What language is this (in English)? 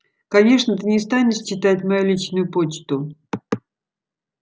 Russian